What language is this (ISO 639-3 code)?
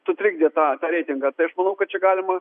lit